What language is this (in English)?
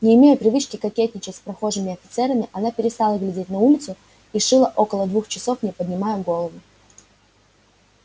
Russian